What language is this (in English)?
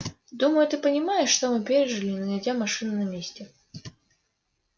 Russian